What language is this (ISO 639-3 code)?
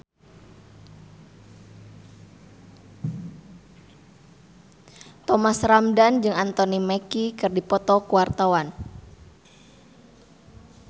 sun